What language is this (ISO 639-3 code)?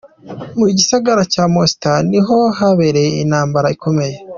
kin